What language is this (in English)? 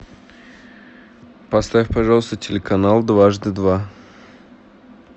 Russian